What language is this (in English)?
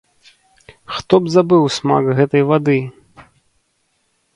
Belarusian